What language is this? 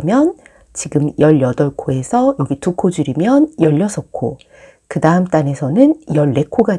Korean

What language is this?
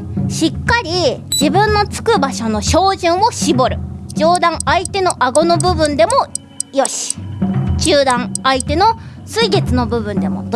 Japanese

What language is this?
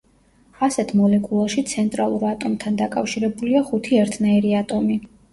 Georgian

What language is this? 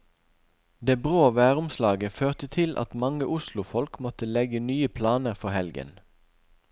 Norwegian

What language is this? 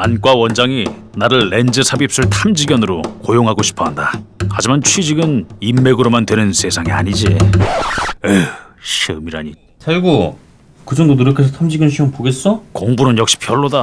Korean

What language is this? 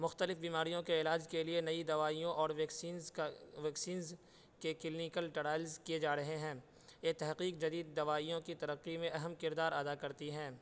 Urdu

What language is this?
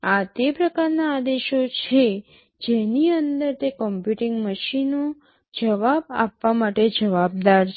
Gujarati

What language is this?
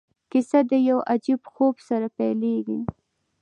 Pashto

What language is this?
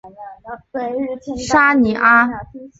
Chinese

